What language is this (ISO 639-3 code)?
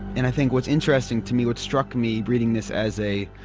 eng